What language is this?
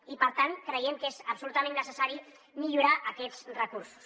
Catalan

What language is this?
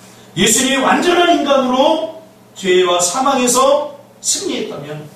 Korean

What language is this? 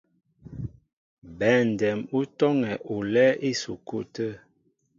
Mbo (Cameroon)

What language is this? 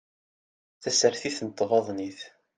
Kabyle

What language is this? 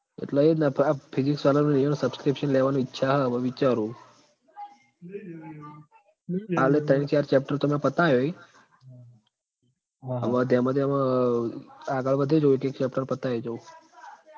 Gujarati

